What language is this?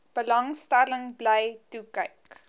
Afrikaans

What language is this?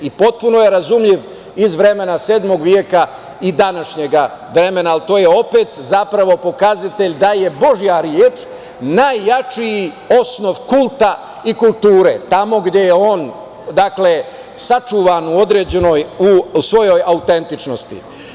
Serbian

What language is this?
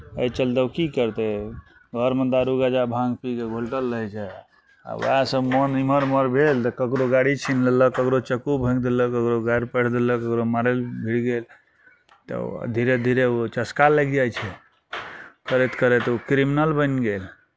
Maithili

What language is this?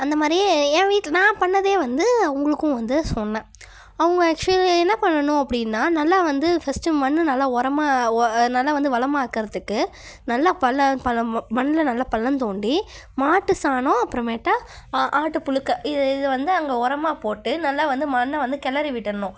Tamil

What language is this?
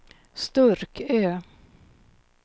Swedish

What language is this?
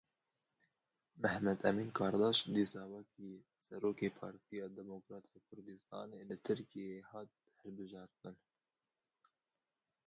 Kurdish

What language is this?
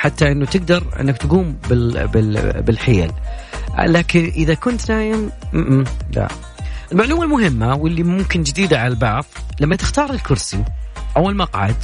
Arabic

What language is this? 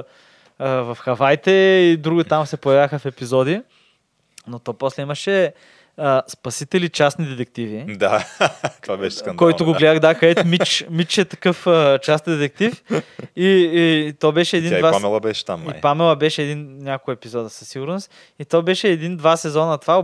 Bulgarian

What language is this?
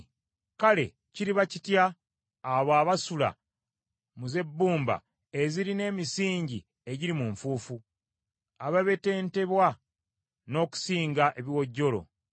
Ganda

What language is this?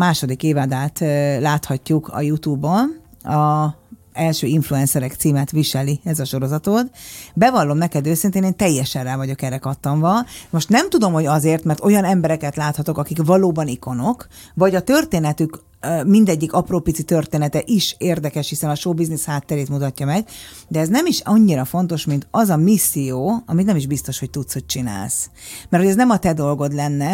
Hungarian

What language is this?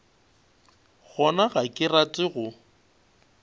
Northern Sotho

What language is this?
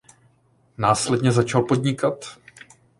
Czech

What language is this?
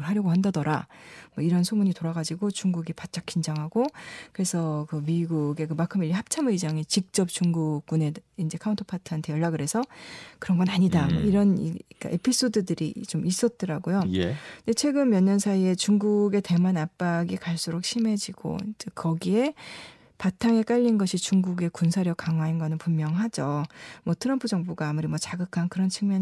Korean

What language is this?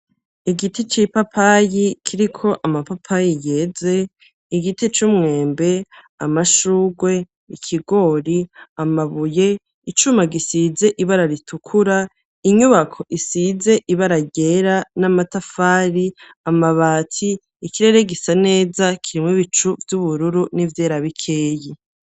Rundi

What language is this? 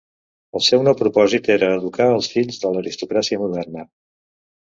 Catalan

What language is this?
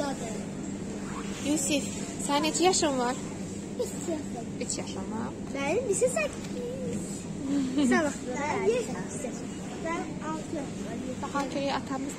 Turkish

